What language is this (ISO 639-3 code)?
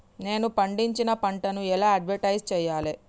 tel